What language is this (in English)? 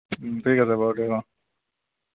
Assamese